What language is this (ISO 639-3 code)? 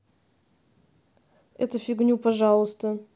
rus